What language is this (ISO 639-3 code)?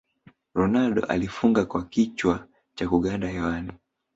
swa